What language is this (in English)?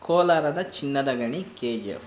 Kannada